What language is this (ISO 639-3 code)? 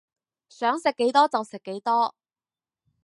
yue